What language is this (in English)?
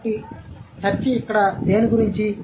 Telugu